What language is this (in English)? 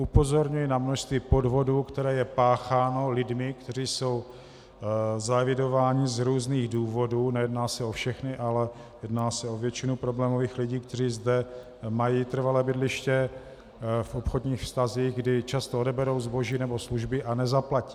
Czech